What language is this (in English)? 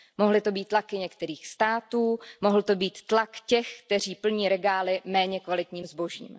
Czech